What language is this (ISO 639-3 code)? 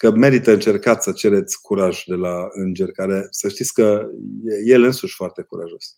ron